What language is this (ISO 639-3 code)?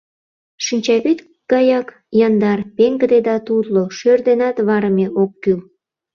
chm